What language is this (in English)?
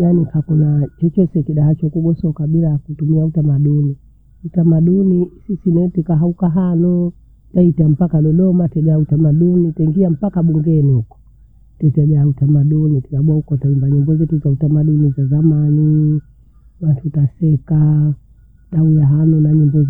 Bondei